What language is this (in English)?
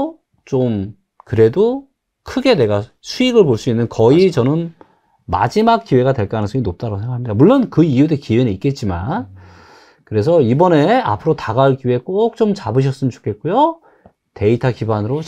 Korean